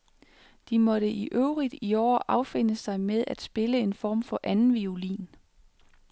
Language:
Danish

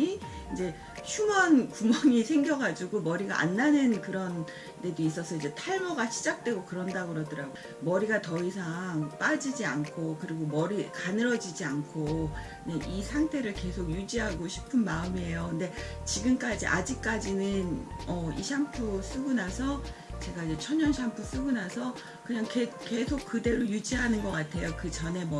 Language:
Korean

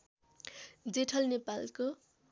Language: Nepali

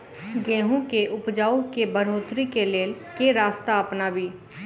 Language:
Maithili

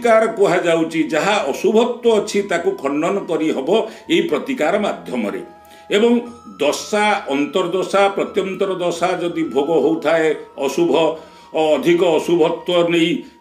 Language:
Korean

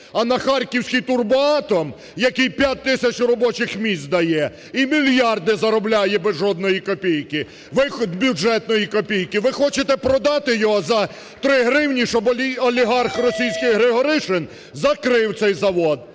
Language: Ukrainian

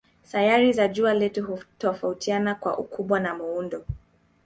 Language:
Swahili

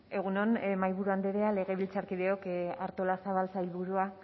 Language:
Basque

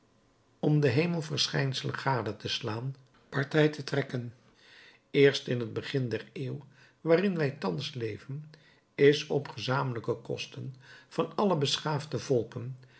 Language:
Dutch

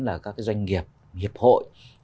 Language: Vietnamese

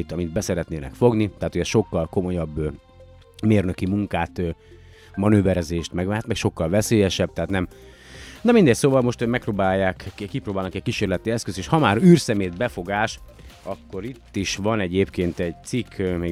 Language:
Hungarian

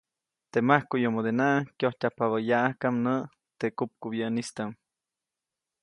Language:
Copainalá Zoque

